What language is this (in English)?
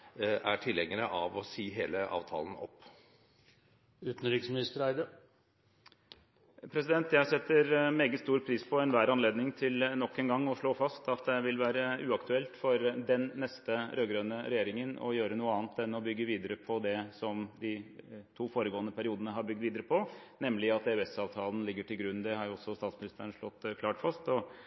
Norwegian Bokmål